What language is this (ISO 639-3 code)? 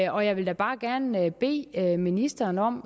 dan